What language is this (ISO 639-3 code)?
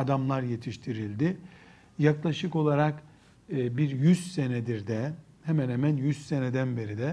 tur